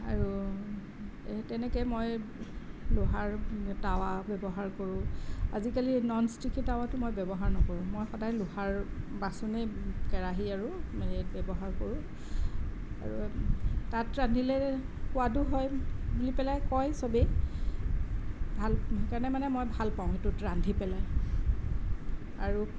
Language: Assamese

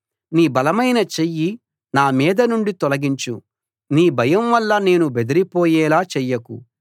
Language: Telugu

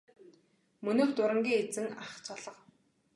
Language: Mongolian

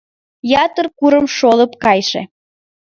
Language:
Mari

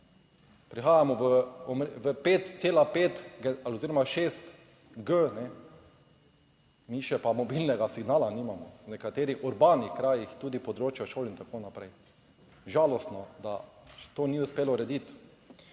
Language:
Slovenian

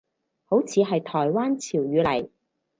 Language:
Cantonese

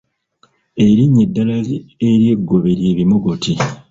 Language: Ganda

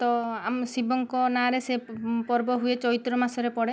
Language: Odia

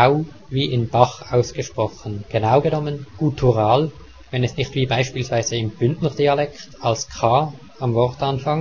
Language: German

